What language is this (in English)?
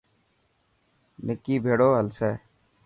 Dhatki